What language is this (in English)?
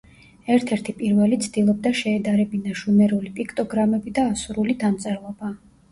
Georgian